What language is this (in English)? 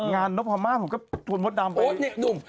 Thai